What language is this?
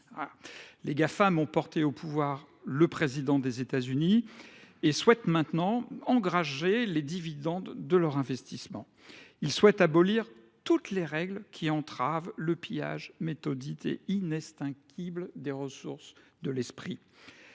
French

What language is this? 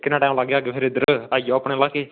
Dogri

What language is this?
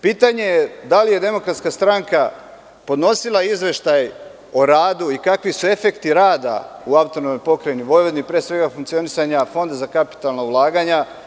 Serbian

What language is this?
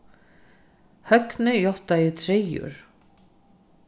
Faroese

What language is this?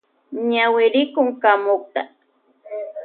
Loja Highland Quichua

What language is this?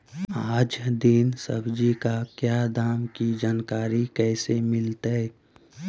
Magahi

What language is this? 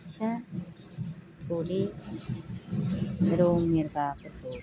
Bodo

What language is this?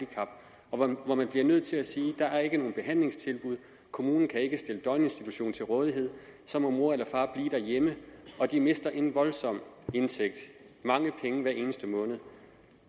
Danish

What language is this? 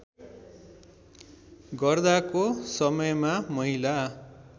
Nepali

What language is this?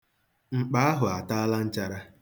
Igbo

